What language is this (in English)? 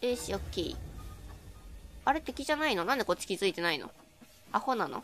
Japanese